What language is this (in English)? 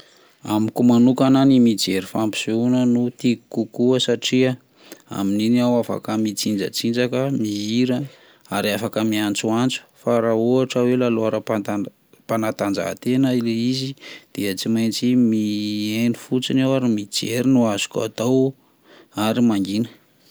Malagasy